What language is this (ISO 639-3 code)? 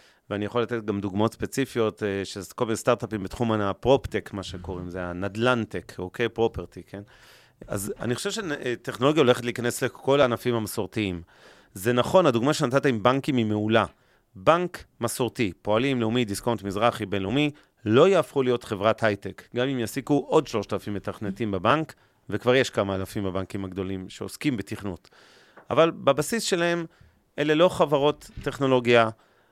heb